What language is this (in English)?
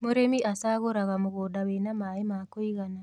Kikuyu